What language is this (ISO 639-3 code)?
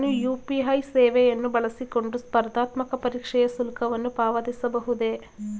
kan